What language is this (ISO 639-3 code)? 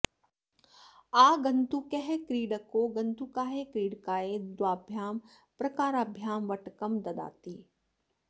san